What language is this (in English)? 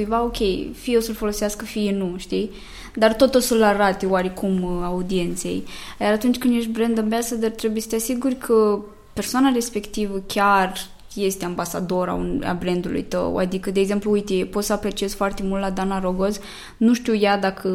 Romanian